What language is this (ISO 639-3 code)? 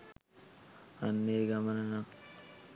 sin